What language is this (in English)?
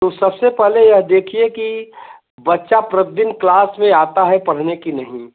Hindi